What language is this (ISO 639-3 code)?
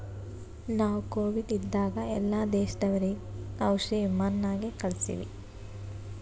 kan